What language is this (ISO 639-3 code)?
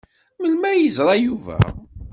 kab